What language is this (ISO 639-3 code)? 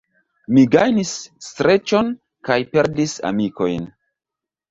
epo